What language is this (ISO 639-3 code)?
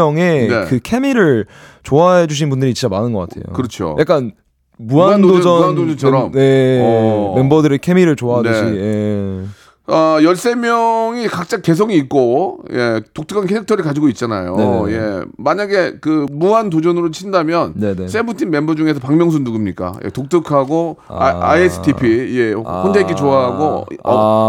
kor